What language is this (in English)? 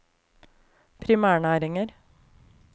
Norwegian